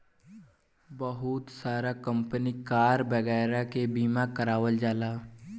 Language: Bhojpuri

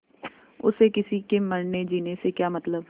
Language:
Hindi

